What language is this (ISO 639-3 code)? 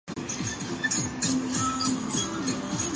zho